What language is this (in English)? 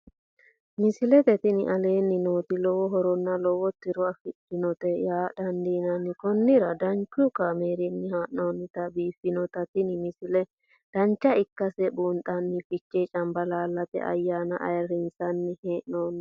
Sidamo